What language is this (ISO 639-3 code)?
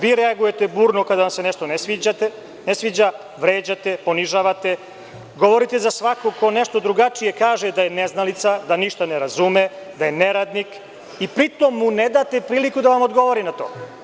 srp